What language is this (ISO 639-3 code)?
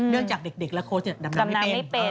tha